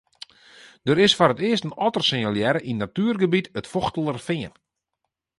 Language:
Western Frisian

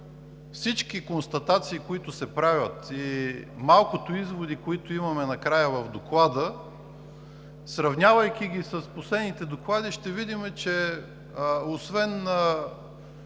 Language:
Bulgarian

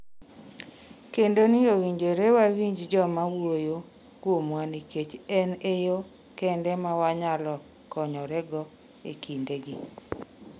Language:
Luo (Kenya and Tanzania)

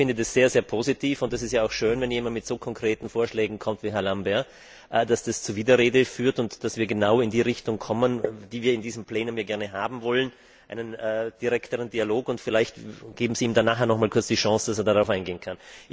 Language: German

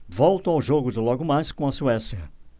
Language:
Portuguese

